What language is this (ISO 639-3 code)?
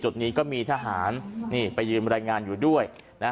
tha